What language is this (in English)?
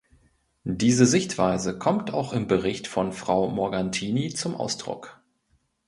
German